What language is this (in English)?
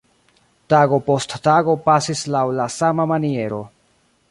Esperanto